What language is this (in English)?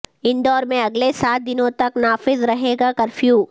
Urdu